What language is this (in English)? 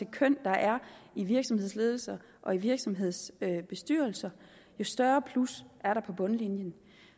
Danish